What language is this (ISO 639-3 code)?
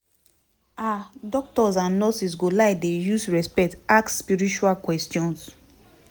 pcm